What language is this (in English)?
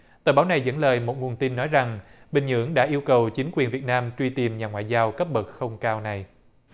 Vietnamese